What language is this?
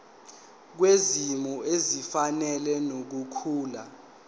Zulu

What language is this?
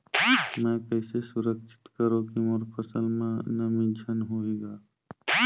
Chhattisgarhi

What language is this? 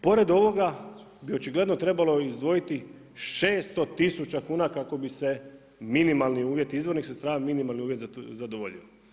Croatian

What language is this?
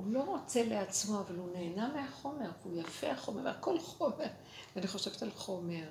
Hebrew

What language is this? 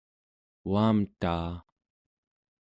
Central Yupik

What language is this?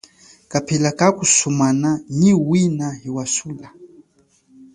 Chokwe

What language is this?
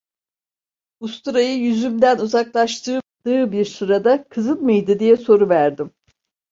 Turkish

